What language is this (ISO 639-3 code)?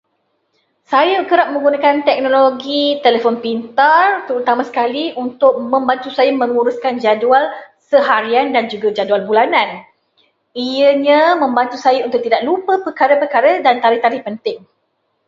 msa